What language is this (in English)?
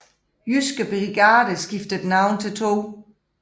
Danish